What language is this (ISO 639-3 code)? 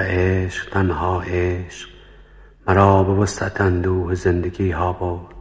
fas